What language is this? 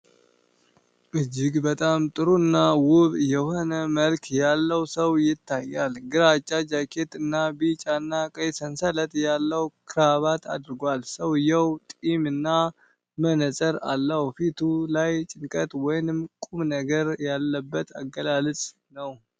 Amharic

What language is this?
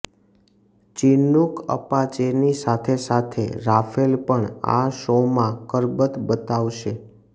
Gujarati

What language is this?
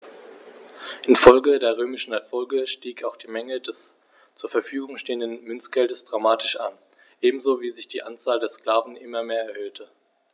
German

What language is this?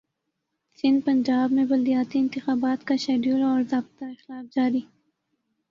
Urdu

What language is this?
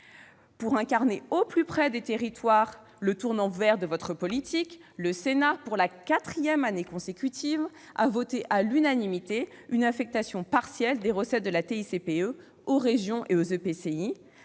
French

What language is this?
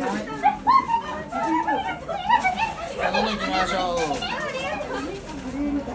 Japanese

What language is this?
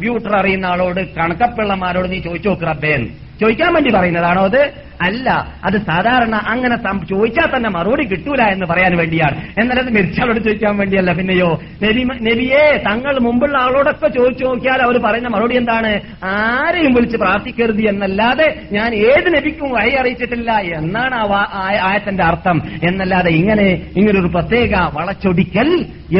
Malayalam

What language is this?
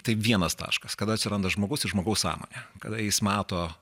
Lithuanian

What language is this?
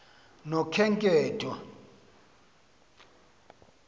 Xhosa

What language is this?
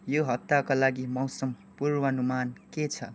Nepali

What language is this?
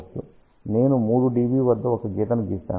Telugu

